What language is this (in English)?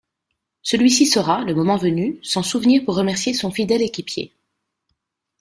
French